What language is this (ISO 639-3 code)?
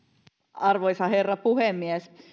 fin